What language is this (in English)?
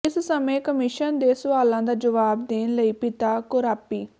Punjabi